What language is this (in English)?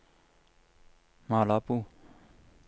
Norwegian